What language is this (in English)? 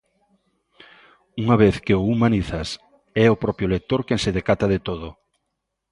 Galician